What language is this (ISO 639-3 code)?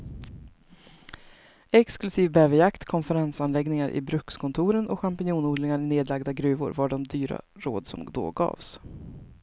swe